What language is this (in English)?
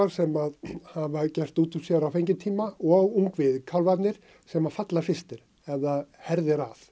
Icelandic